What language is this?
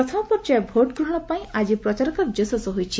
Odia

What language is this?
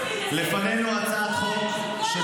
Hebrew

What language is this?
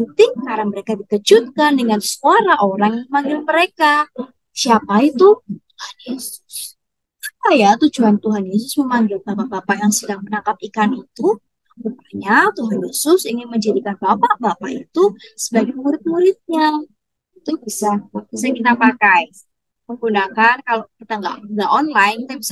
Indonesian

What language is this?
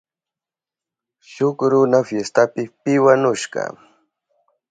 Southern Pastaza Quechua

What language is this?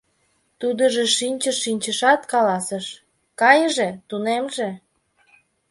Mari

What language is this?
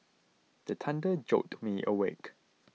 English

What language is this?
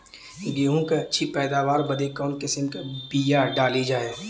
Bhojpuri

